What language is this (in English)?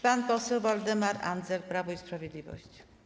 Polish